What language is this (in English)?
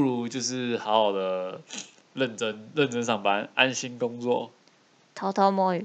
Chinese